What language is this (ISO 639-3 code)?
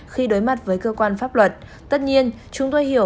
vie